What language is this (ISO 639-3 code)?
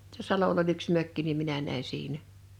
fin